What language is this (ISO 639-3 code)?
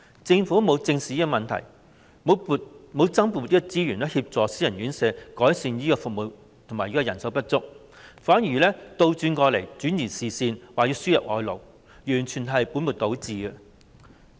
yue